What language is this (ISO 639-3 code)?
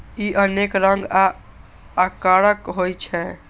mai